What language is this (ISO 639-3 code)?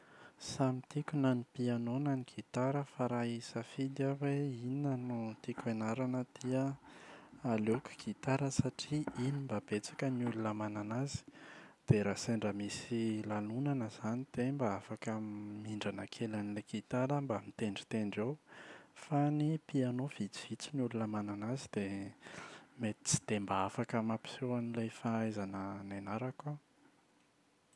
mlg